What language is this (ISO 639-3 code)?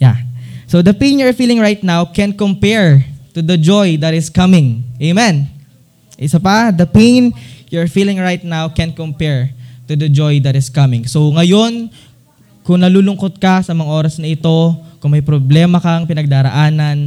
fil